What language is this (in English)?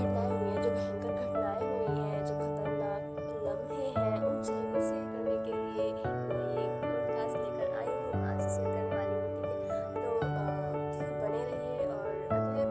Hindi